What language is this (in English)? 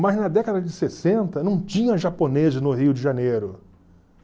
Portuguese